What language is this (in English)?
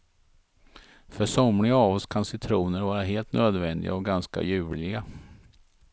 Swedish